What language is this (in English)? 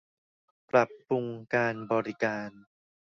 Thai